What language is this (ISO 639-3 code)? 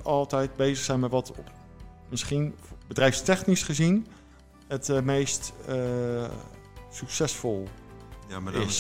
nld